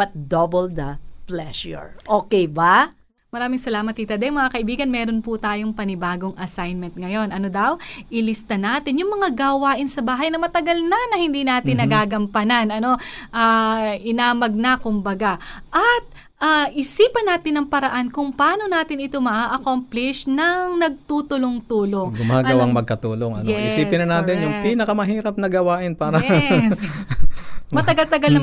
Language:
Filipino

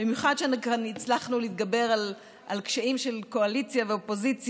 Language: Hebrew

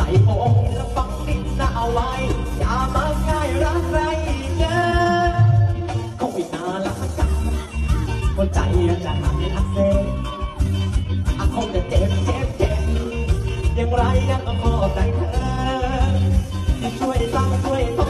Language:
Thai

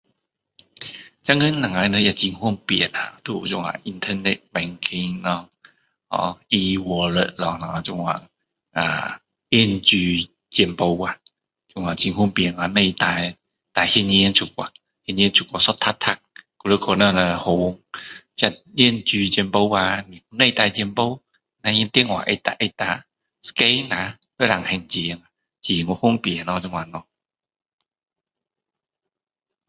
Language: Min Dong Chinese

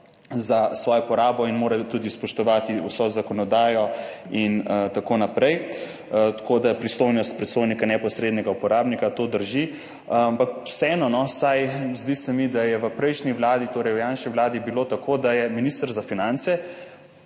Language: Slovenian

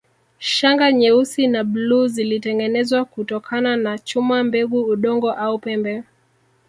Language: Swahili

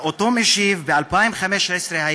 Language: Hebrew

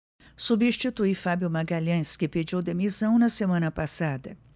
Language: Portuguese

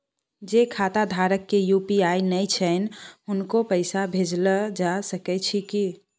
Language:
Maithili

